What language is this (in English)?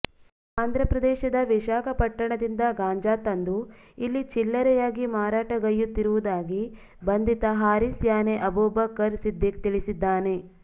Kannada